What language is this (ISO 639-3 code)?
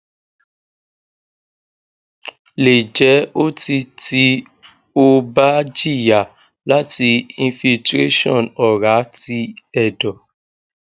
yor